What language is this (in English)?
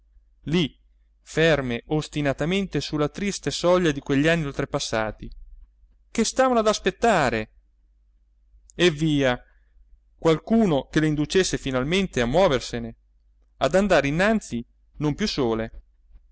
Italian